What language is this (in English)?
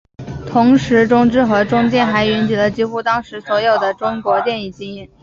Chinese